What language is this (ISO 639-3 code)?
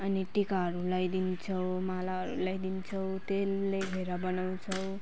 nep